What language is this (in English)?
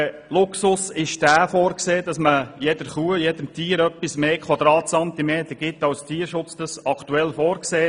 Swiss German